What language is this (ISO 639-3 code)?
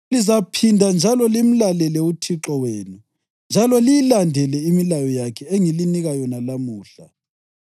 nde